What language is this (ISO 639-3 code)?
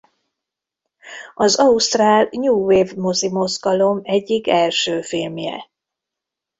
hun